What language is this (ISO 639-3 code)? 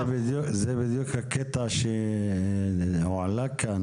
heb